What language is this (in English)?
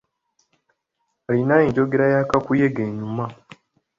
Ganda